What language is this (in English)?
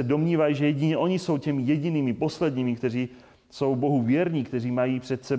Czech